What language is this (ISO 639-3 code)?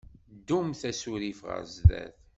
kab